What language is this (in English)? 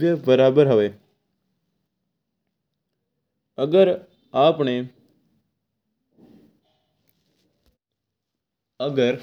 Mewari